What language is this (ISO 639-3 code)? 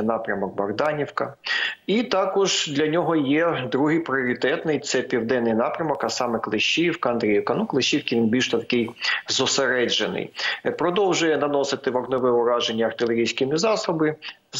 ukr